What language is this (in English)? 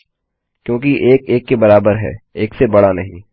Hindi